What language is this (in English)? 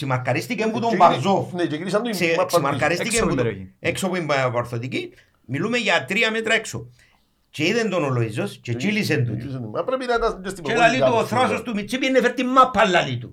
Greek